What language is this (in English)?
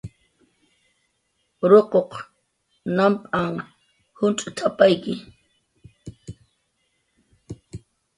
Jaqaru